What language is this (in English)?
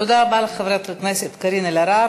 Hebrew